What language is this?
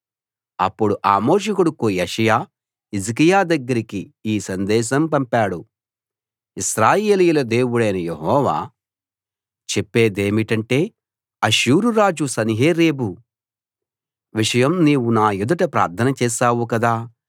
Telugu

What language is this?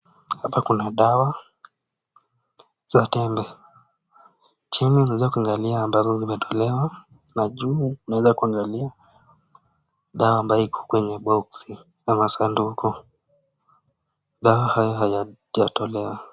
Swahili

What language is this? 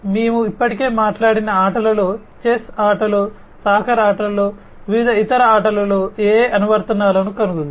Telugu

